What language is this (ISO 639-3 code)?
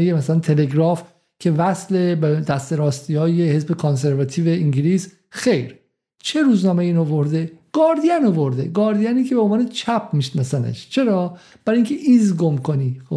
fas